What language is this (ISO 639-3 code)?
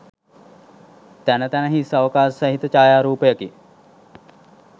sin